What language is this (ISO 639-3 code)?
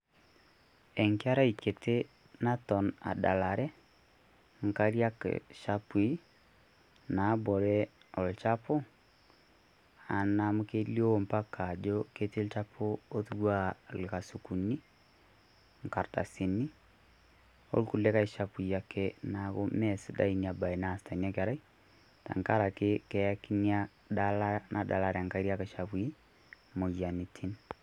mas